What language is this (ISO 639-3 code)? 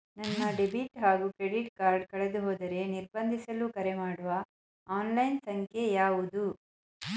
kan